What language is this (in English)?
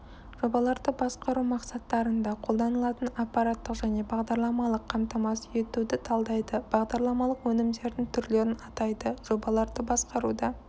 Kazakh